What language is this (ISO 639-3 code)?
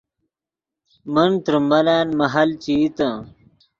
ydg